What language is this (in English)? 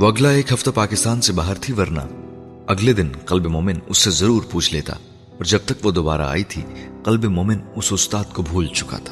Urdu